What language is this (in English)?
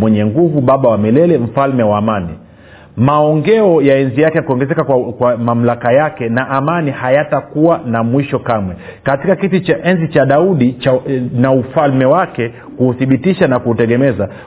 Swahili